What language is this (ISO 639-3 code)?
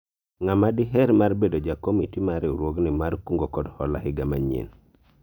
luo